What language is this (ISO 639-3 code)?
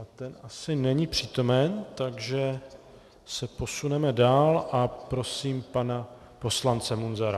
ces